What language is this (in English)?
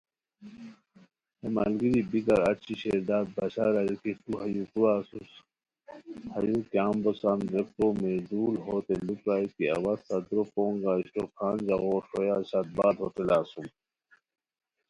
Khowar